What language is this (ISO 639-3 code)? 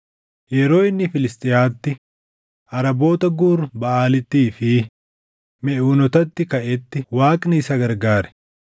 orm